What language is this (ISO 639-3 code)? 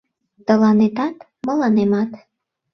chm